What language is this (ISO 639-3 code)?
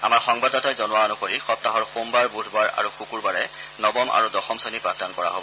asm